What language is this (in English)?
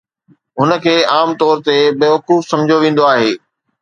Sindhi